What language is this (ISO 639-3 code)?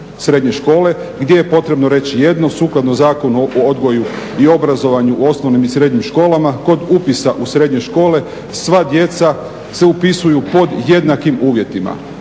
hrv